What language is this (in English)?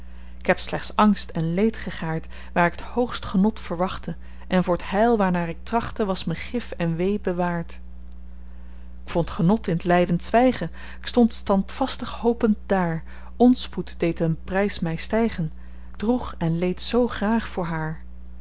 Dutch